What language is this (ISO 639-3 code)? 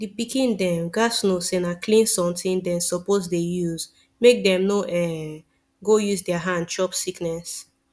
pcm